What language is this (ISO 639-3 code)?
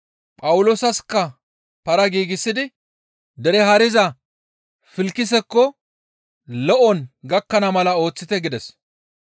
gmv